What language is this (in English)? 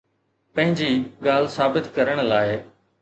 Sindhi